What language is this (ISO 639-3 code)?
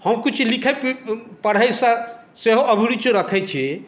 mai